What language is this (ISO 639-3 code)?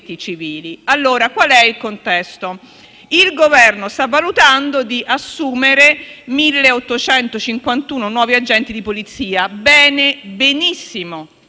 ita